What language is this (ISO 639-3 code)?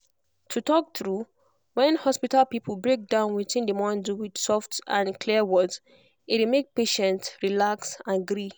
pcm